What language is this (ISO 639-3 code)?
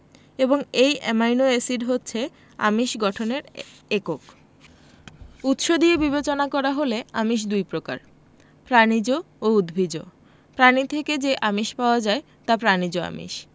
ben